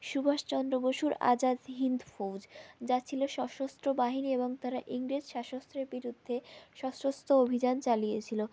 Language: Bangla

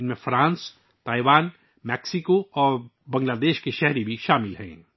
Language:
Urdu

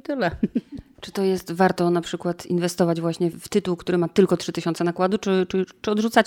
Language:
Polish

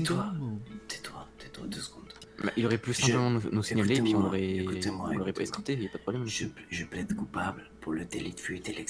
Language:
French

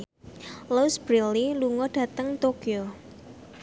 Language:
Javanese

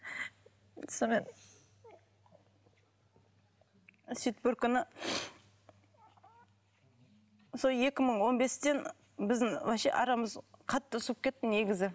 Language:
Kazakh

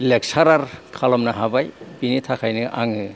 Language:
Bodo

